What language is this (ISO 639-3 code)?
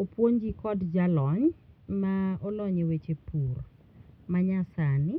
luo